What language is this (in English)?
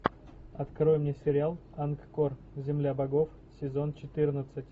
Russian